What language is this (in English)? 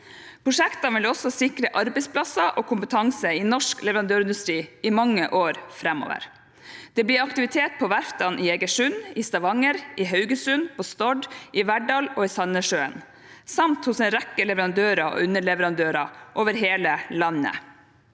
Norwegian